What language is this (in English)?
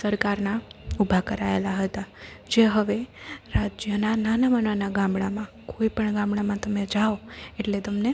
Gujarati